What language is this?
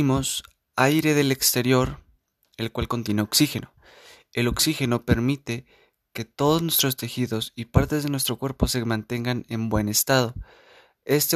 Spanish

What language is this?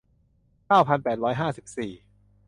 Thai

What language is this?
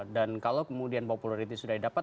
Indonesian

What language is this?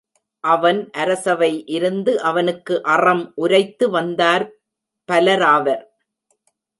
Tamil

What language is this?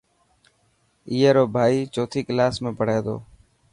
Dhatki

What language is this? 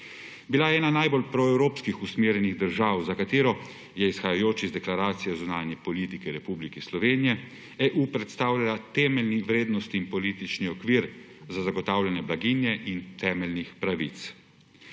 Slovenian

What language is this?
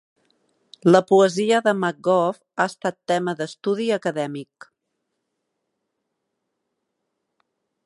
Catalan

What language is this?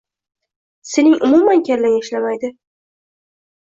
Uzbek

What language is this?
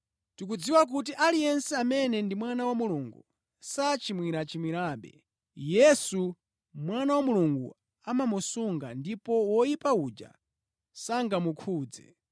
Nyanja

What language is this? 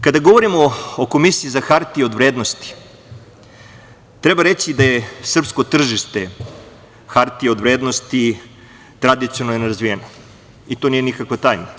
Serbian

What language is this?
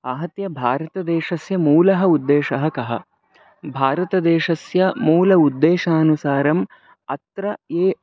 Sanskrit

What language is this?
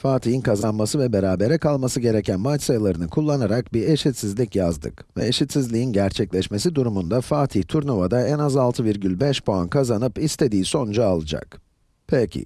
Turkish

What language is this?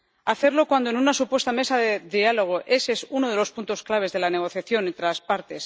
Spanish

